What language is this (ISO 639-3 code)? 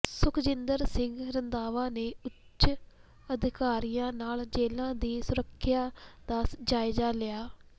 pan